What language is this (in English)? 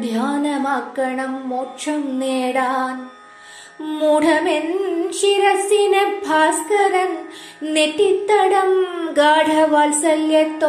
Vietnamese